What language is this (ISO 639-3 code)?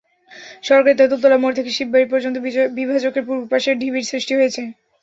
ben